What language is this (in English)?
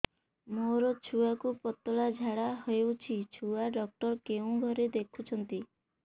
Odia